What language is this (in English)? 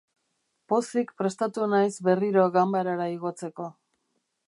Basque